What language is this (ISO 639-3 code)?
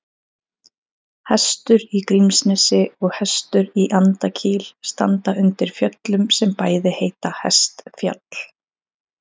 isl